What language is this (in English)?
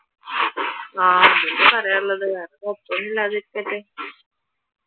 Malayalam